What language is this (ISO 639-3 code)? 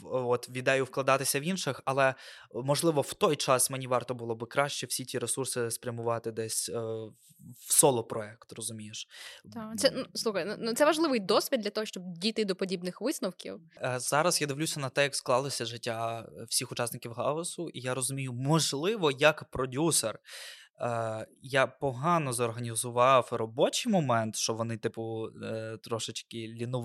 ukr